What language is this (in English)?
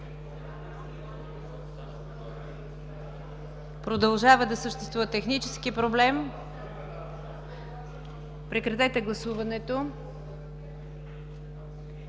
Bulgarian